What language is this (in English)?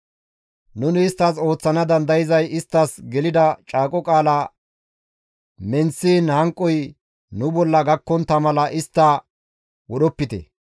Gamo